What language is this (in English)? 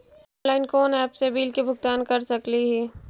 Magahi